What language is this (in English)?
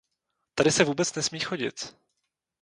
Czech